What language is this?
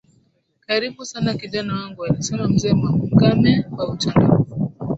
Swahili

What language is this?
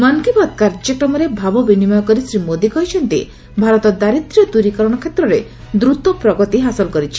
Odia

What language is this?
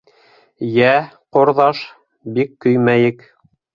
Bashkir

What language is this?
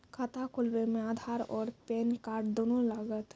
Maithili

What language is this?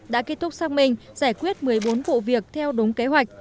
Vietnamese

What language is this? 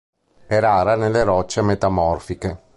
Italian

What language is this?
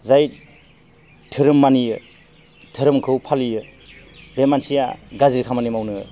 Bodo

